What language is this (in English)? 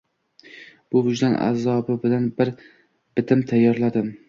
Uzbek